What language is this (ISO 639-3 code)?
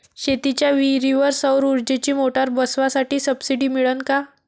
mar